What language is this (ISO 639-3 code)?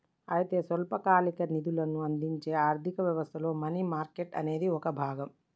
tel